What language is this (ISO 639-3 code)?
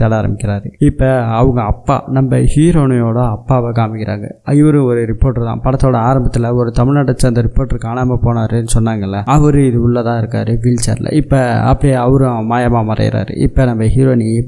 tam